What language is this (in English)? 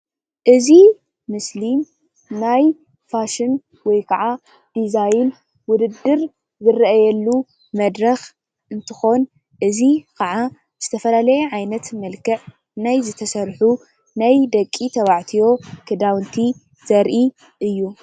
Tigrinya